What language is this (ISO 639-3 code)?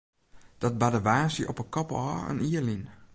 fry